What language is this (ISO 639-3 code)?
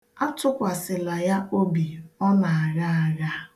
ibo